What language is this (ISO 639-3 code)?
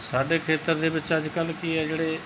pan